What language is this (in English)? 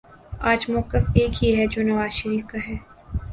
Urdu